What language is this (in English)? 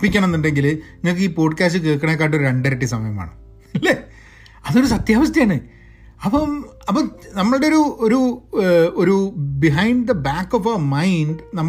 Malayalam